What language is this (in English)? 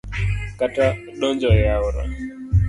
Luo (Kenya and Tanzania)